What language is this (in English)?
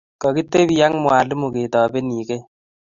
Kalenjin